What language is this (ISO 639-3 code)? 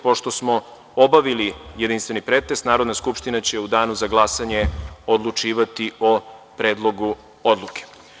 srp